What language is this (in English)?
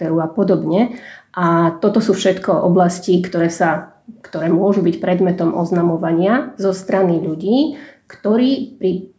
Slovak